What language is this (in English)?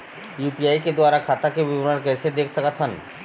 Chhattisgarhi